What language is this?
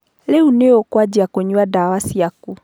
Kikuyu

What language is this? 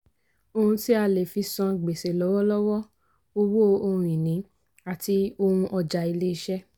Yoruba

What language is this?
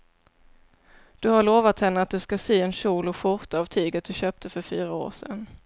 Swedish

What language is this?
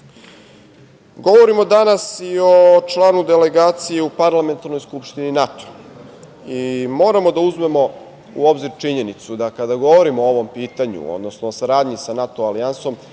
Serbian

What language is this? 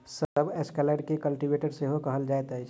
Maithili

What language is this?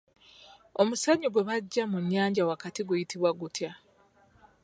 Ganda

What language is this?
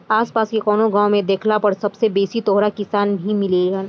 Bhojpuri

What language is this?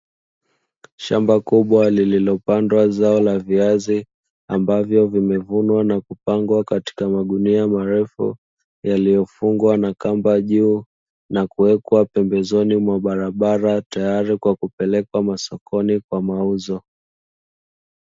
Swahili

